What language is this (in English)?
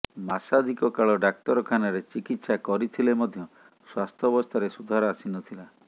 Odia